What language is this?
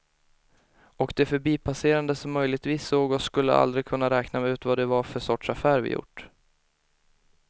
Swedish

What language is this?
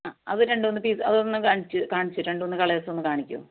Malayalam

